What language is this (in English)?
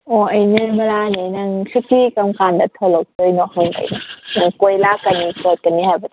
Manipuri